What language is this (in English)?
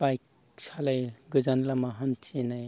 Bodo